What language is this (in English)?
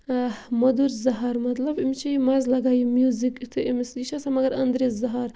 Kashmiri